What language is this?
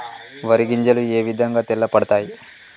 Telugu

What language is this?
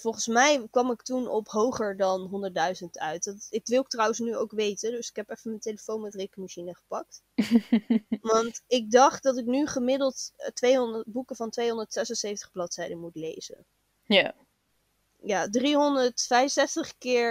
Dutch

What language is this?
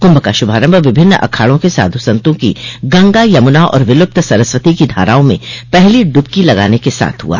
Hindi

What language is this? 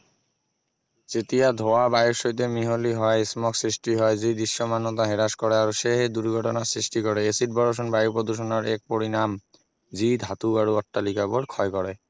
Assamese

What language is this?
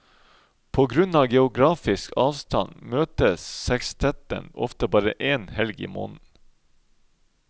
Norwegian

